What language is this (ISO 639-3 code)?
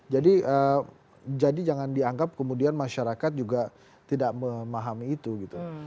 ind